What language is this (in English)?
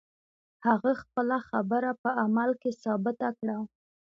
Pashto